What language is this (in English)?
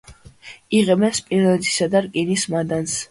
Georgian